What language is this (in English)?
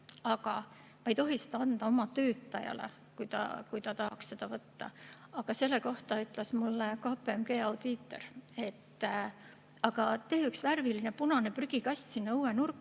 Estonian